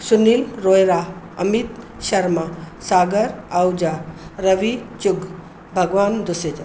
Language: Sindhi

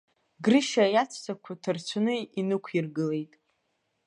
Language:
Abkhazian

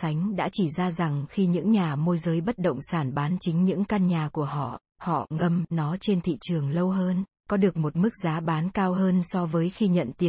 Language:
Vietnamese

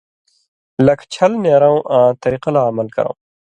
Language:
Indus Kohistani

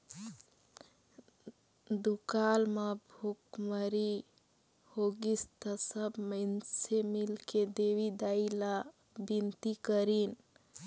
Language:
Chhattisgarhi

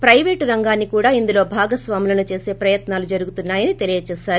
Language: Telugu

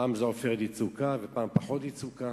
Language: Hebrew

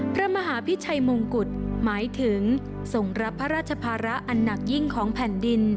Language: Thai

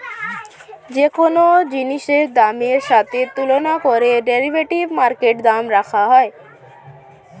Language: Bangla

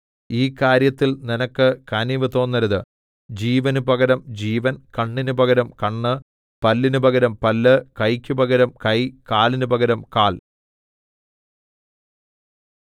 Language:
Malayalam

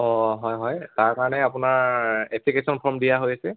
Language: Assamese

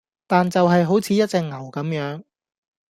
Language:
Cantonese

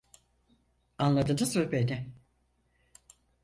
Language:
Turkish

